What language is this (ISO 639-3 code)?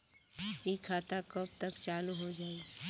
bho